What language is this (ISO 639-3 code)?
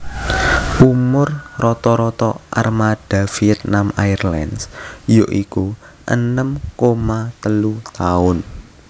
jav